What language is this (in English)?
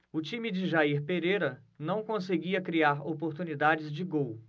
Portuguese